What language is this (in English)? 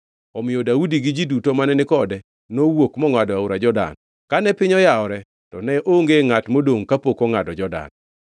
Luo (Kenya and Tanzania)